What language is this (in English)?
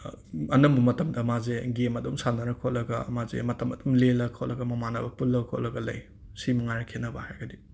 Manipuri